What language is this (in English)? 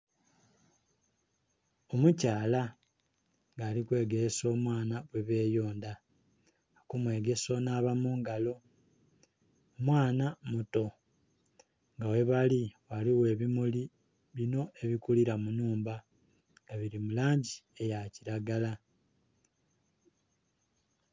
Soga